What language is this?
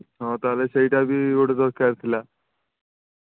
Odia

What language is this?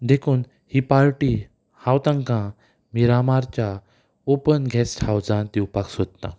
Konkani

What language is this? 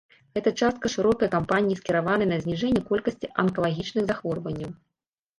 Belarusian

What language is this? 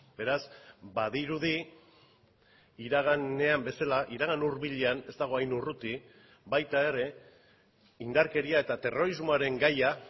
Basque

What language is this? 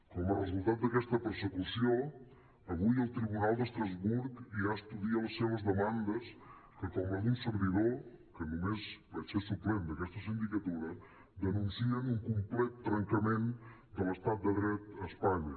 Catalan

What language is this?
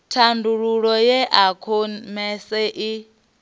Venda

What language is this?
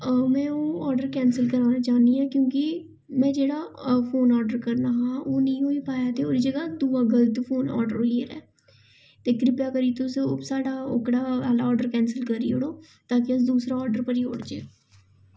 Dogri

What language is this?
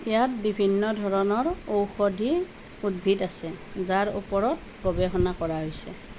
Assamese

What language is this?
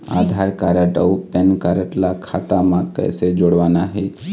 Chhattisgarhi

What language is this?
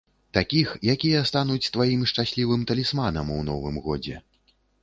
Belarusian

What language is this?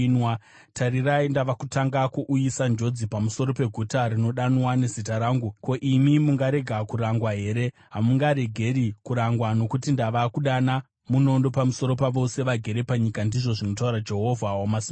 Shona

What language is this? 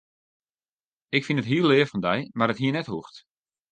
Western Frisian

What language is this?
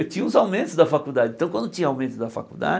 Portuguese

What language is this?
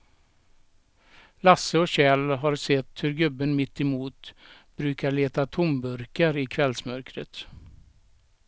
Swedish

